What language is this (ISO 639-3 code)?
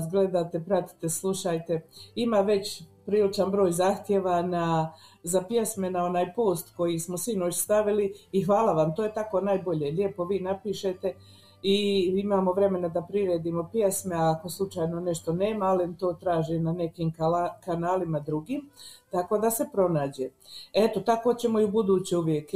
hrv